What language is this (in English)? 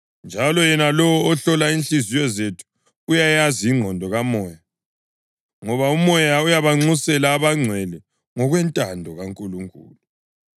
North Ndebele